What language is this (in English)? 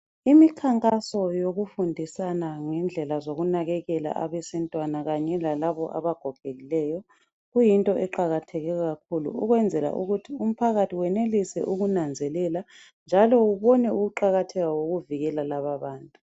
North Ndebele